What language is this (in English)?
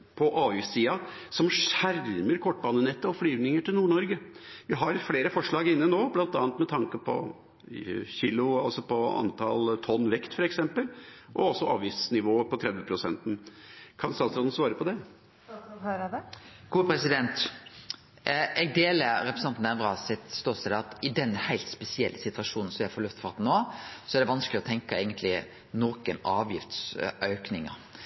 Norwegian Nynorsk